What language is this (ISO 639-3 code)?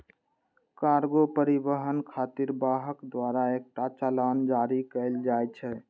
mai